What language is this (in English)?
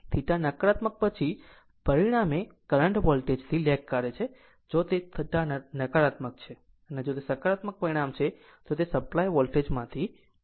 Gujarati